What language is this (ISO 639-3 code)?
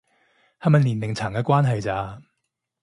yue